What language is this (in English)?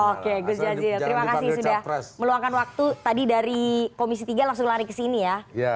Indonesian